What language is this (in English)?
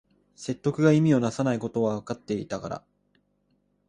Japanese